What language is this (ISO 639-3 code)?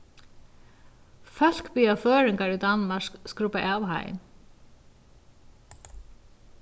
fao